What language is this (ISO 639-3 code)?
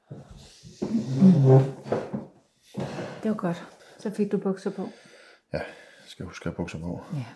dan